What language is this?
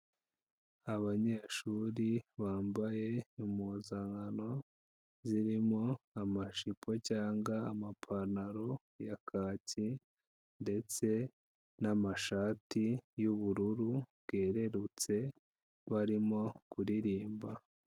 Kinyarwanda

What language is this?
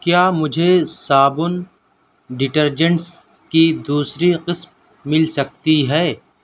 Urdu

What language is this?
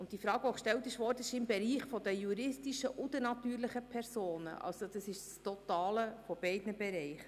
Swiss German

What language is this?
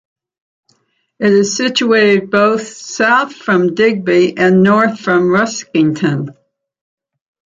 English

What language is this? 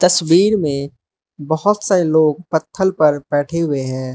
Hindi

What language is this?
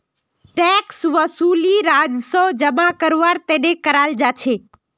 Magahi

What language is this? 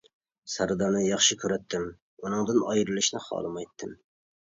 Uyghur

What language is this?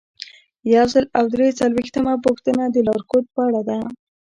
Pashto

